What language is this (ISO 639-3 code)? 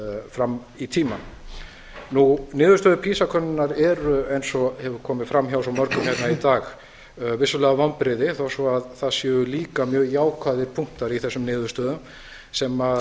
isl